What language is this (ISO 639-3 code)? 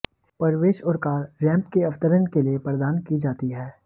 hin